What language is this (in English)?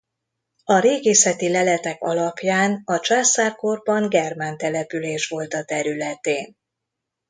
Hungarian